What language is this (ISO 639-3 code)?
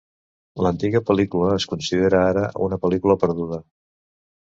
cat